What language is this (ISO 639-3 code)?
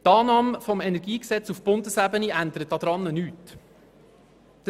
gsw